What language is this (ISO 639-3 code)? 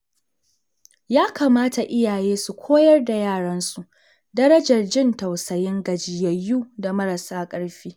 hau